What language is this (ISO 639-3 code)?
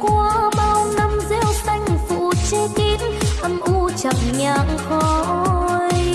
vie